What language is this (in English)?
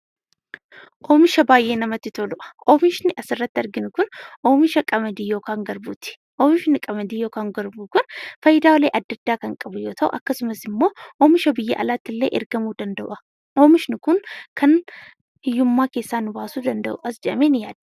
Oromo